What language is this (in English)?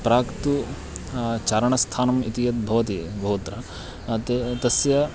Sanskrit